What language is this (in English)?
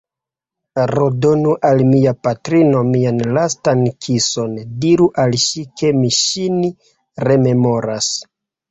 Esperanto